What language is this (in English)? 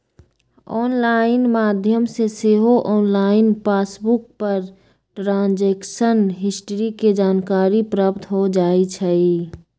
Magahi